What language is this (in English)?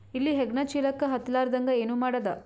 Kannada